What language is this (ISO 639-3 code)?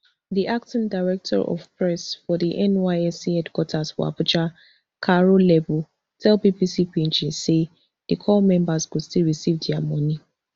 pcm